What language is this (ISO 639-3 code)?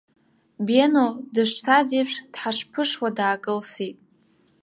abk